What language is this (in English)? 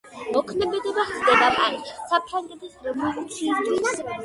Georgian